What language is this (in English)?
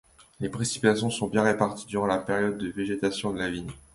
French